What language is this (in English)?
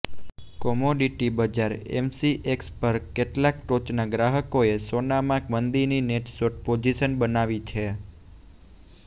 Gujarati